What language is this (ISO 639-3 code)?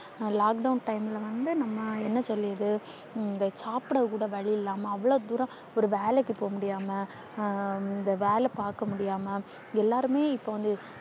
tam